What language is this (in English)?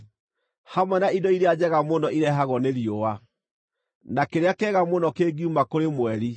Kikuyu